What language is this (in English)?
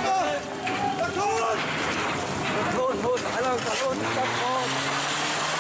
French